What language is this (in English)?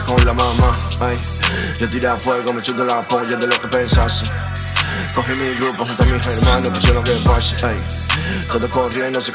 Italian